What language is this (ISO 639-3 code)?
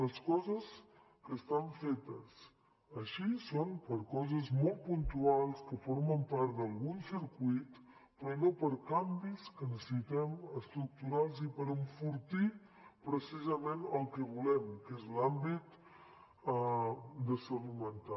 cat